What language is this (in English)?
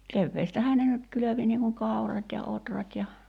Finnish